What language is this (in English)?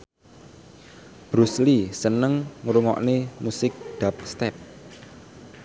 Javanese